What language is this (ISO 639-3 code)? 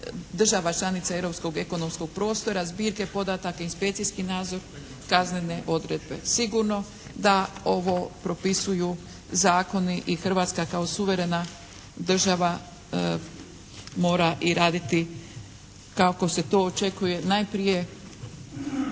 hrv